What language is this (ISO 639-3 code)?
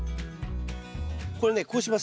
jpn